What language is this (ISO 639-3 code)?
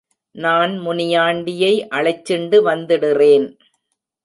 tam